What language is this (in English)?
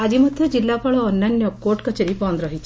Odia